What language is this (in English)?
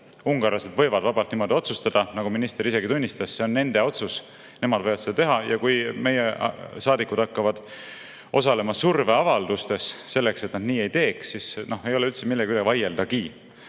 Estonian